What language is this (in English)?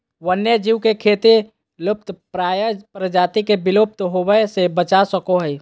Magahi